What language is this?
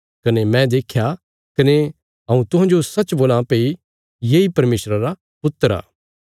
Bilaspuri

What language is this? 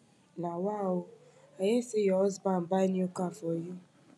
Nigerian Pidgin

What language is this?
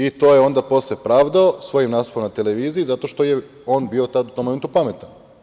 Serbian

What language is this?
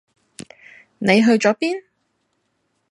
Cantonese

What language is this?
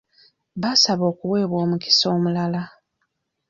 Ganda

